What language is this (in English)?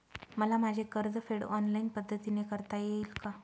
Marathi